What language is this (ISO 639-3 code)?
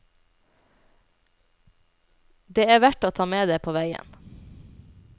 nor